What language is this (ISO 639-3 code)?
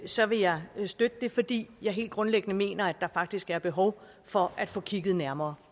dan